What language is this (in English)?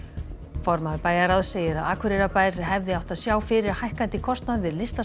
Icelandic